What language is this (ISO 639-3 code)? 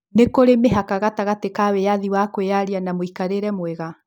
kik